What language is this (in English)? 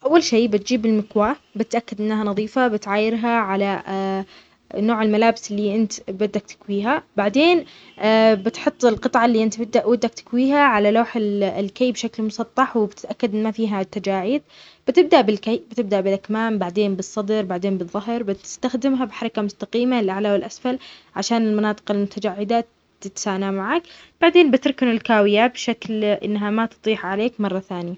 Omani Arabic